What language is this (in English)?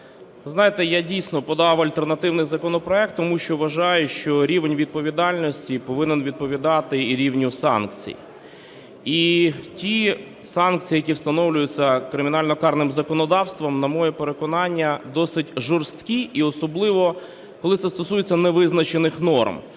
Ukrainian